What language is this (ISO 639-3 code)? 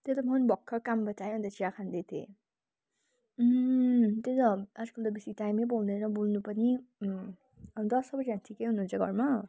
nep